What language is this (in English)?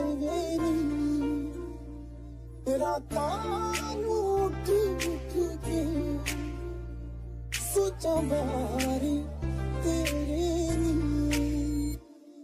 Arabic